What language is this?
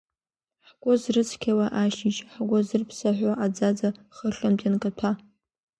Abkhazian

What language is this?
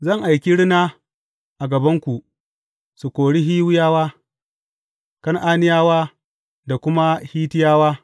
Hausa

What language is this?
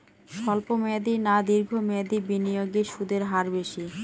Bangla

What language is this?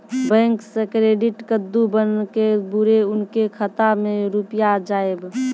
Maithili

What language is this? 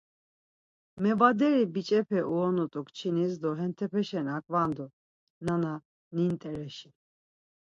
Laz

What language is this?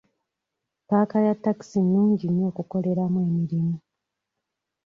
Ganda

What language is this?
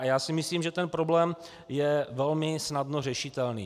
Czech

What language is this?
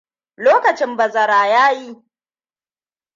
Hausa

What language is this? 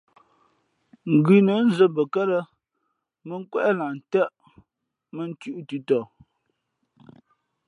Fe'fe'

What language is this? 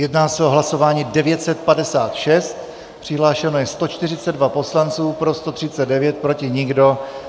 Czech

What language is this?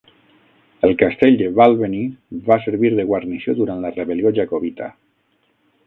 Catalan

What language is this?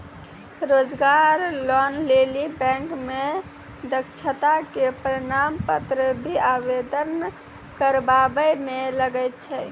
Maithili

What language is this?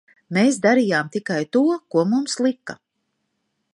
Latvian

